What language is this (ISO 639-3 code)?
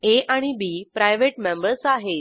mar